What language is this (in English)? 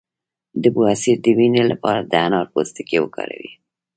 Pashto